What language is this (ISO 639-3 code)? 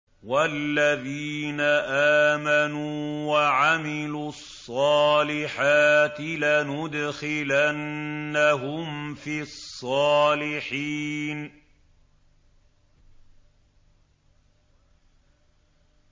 ara